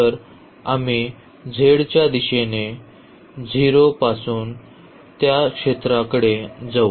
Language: Marathi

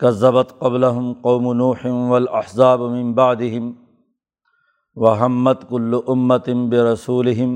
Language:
Urdu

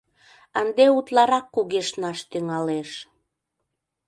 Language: Mari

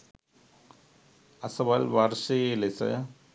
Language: Sinhala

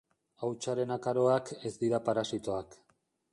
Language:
Basque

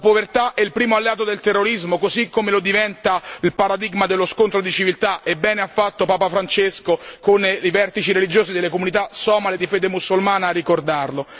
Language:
Italian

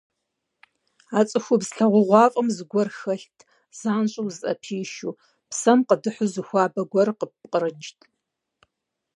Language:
Kabardian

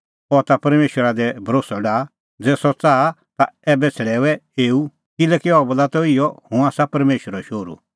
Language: Kullu Pahari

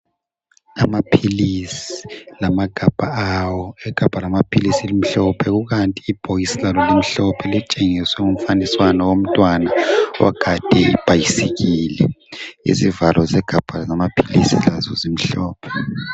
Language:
North Ndebele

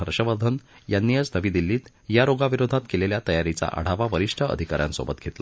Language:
Marathi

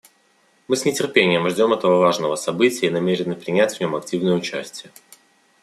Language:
Russian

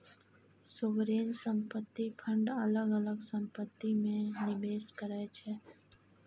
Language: Maithili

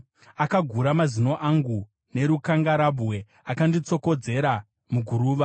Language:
Shona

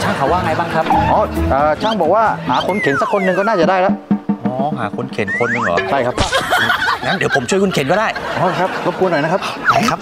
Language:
Thai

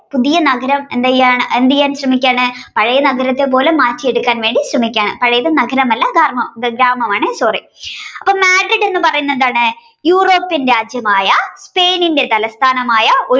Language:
Malayalam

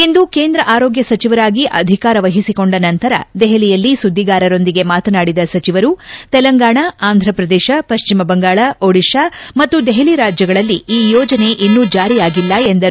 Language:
Kannada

